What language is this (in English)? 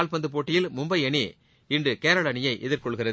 Tamil